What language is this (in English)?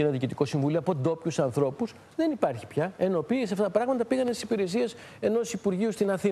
Greek